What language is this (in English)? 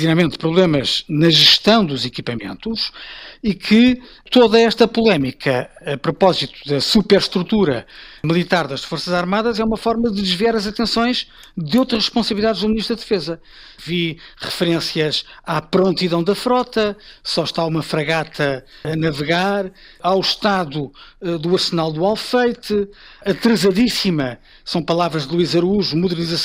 Portuguese